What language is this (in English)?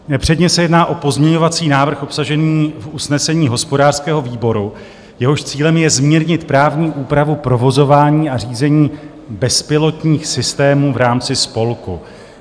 Czech